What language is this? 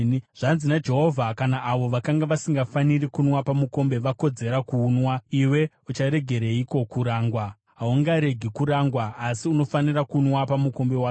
Shona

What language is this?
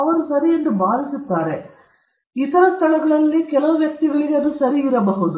Kannada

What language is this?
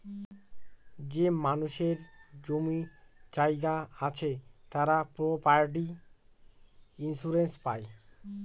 Bangla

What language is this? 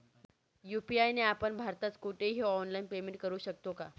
Marathi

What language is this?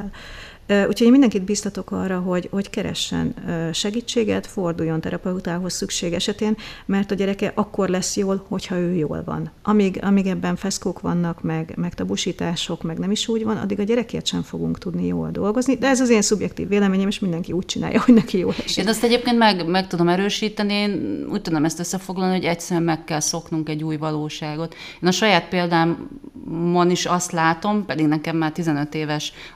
Hungarian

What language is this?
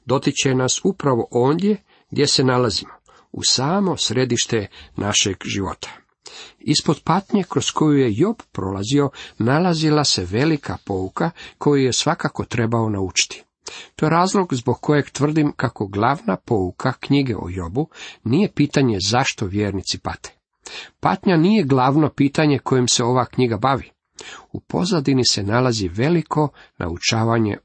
Croatian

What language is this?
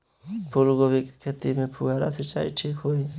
Bhojpuri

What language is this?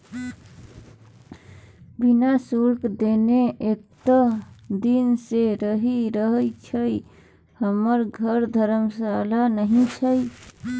Maithili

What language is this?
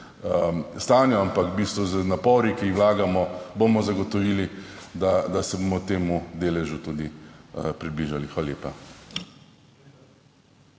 Slovenian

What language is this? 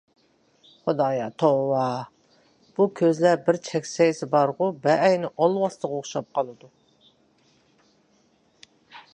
Uyghur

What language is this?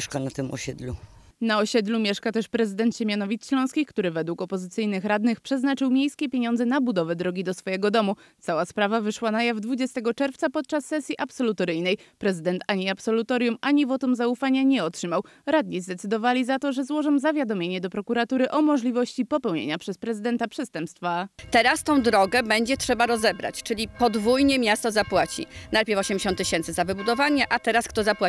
Polish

